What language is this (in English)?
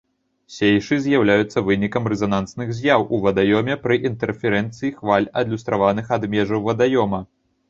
Belarusian